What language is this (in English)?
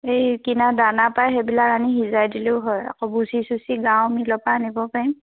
Assamese